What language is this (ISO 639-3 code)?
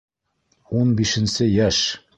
bak